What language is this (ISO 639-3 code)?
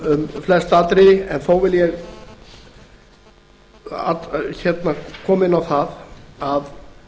isl